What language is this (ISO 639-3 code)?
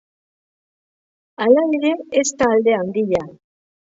eus